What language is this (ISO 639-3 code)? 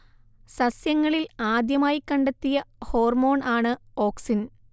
mal